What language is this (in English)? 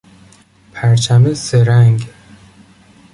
Persian